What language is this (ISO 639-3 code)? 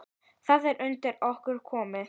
isl